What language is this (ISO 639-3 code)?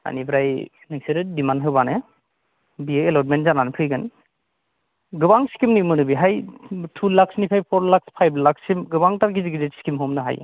brx